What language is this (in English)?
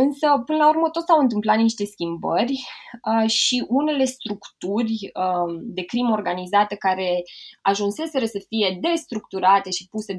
Romanian